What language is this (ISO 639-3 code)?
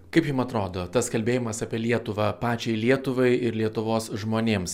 lit